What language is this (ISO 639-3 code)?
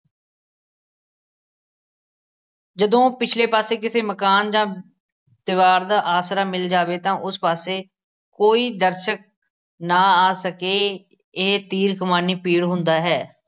pan